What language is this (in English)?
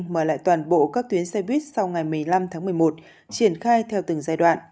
Vietnamese